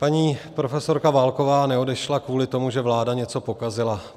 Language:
Czech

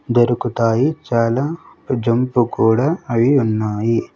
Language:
Telugu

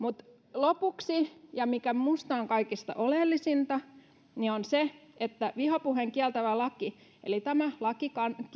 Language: Finnish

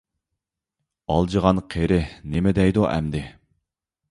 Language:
Uyghur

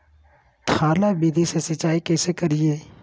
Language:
Magahi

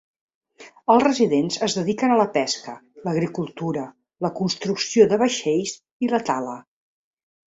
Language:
Catalan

